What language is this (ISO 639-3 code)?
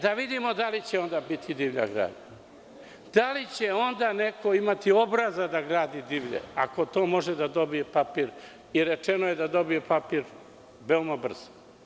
srp